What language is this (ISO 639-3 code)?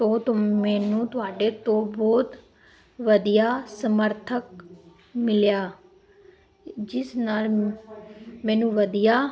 pan